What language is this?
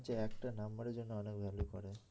Bangla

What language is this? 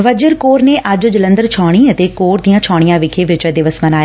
Punjabi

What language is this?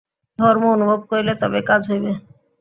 Bangla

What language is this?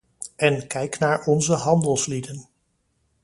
Dutch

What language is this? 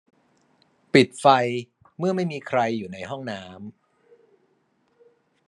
Thai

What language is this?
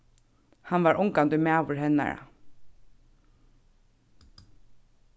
Faroese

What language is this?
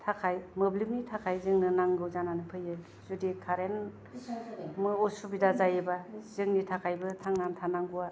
Bodo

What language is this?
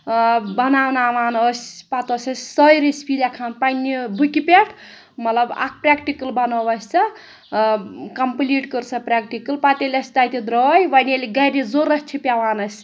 Kashmiri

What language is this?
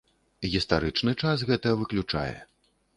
Belarusian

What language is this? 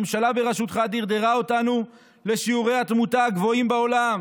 Hebrew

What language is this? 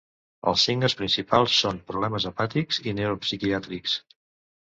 Catalan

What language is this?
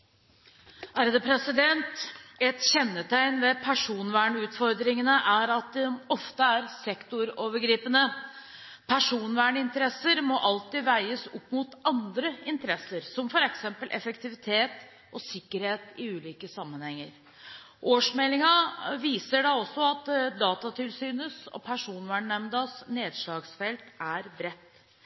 Norwegian Bokmål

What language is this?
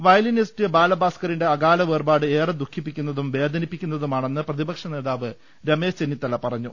Malayalam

